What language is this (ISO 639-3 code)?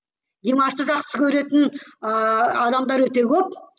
kaz